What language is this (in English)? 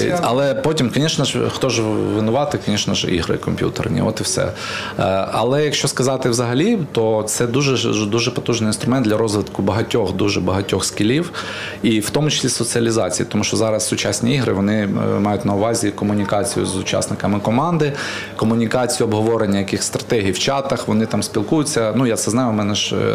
Ukrainian